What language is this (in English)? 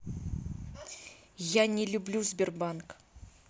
Russian